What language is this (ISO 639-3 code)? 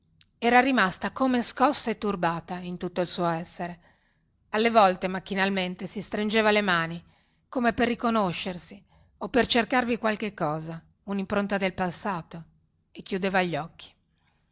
ita